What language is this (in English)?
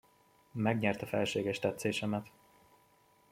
Hungarian